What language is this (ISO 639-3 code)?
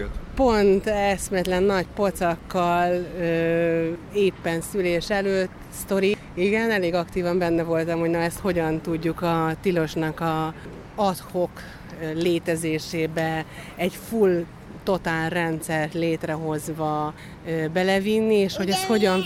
hun